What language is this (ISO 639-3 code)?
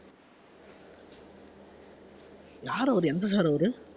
tam